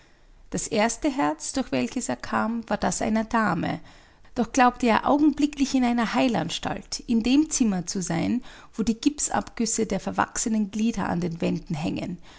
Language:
German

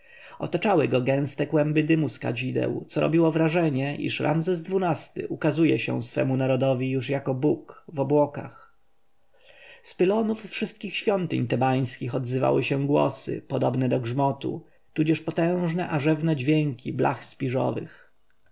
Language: Polish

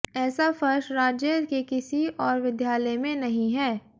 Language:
Hindi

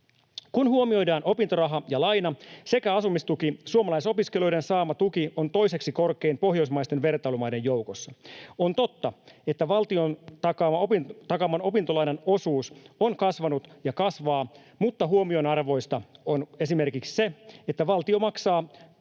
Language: Finnish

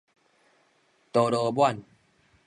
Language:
Min Nan Chinese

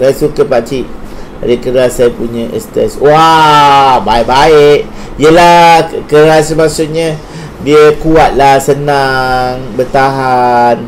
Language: Malay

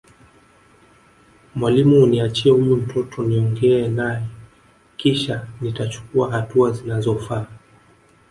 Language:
Swahili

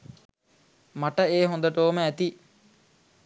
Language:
Sinhala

